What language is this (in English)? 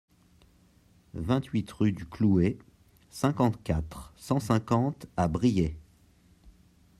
French